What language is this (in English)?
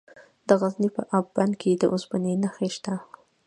Pashto